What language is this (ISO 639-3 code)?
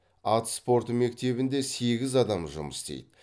kaz